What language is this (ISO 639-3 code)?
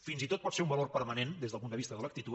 cat